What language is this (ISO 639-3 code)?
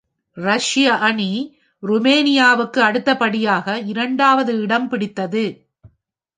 tam